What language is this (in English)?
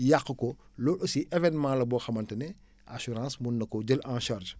Wolof